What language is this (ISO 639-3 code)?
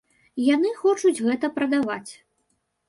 bel